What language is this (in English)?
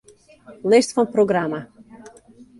Western Frisian